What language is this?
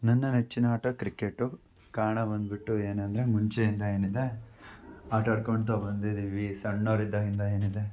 Kannada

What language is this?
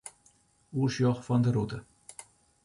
Western Frisian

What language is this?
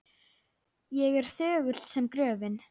Icelandic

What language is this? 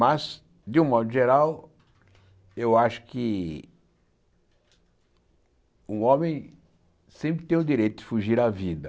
Portuguese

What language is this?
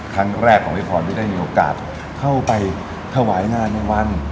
Thai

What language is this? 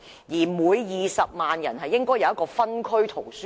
Cantonese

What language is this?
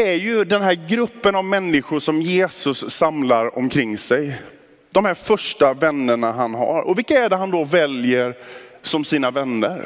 Swedish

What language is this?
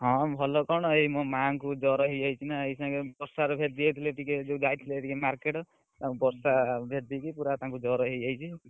Odia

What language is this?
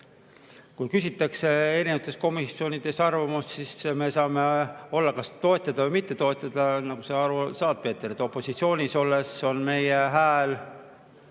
Estonian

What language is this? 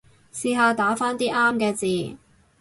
Cantonese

